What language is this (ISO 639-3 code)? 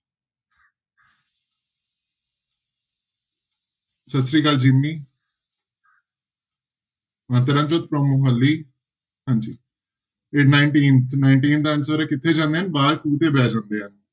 pan